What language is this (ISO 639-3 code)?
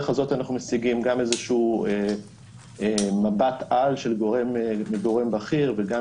heb